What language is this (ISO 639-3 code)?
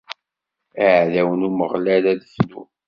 kab